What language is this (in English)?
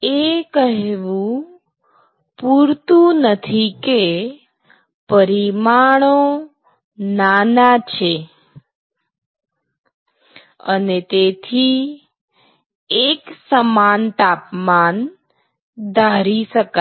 Gujarati